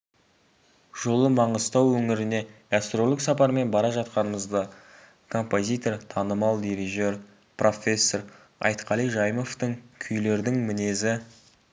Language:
Kazakh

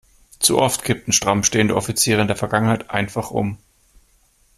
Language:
German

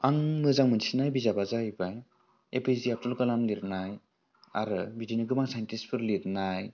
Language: Bodo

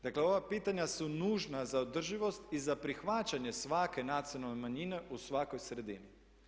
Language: Croatian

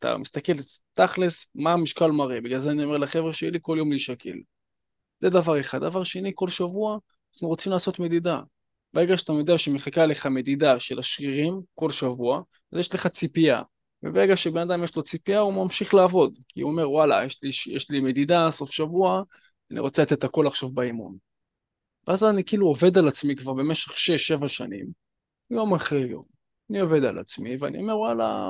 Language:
Hebrew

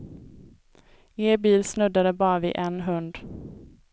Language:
Swedish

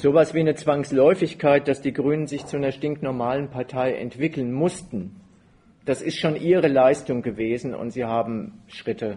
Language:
German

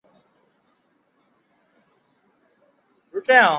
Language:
Chinese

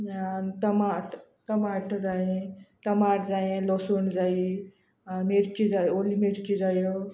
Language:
Konkani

